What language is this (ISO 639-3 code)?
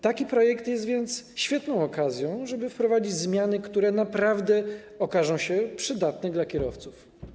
pol